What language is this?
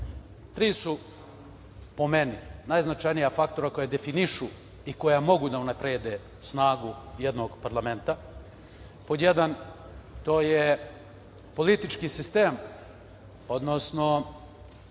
Serbian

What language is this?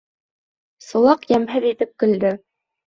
Bashkir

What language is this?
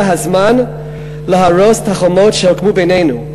Hebrew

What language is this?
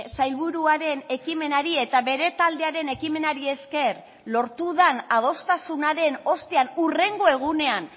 Basque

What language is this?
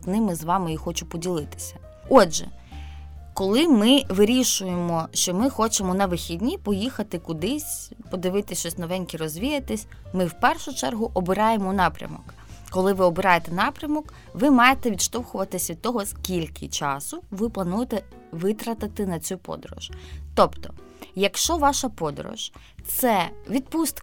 Ukrainian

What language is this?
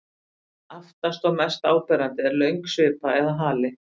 Icelandic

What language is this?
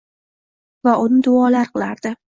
Uzbek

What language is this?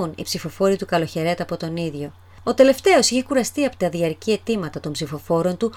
Greek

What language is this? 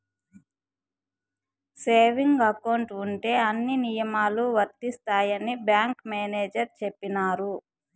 Telugu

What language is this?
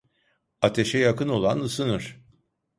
Turkish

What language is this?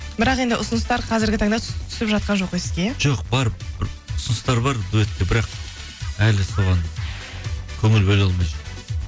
Kazakh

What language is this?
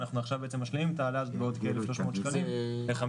Hebrew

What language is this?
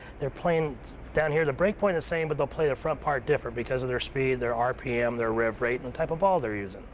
English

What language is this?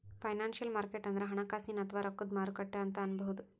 Kannada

